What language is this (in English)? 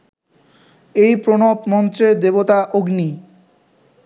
Bangla